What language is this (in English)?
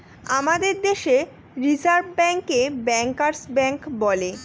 Bangla